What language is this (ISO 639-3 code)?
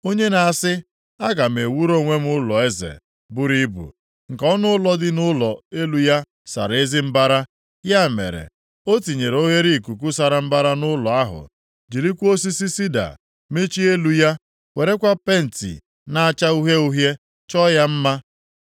ibo